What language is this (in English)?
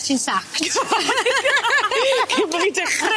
Welsh